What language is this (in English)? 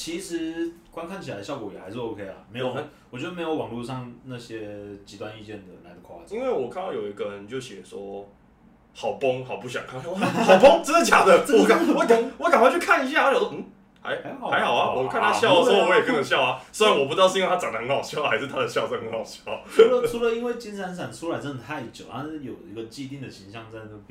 Chinese